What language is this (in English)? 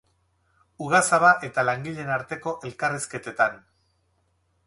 Basque